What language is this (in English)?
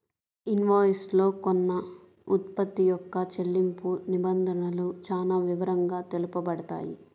Telugu